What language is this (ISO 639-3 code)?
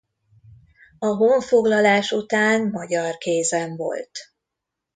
hun